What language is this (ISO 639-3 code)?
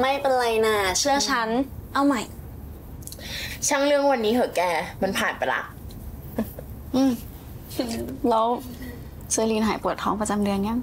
tha